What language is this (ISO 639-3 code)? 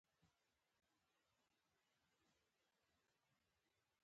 pus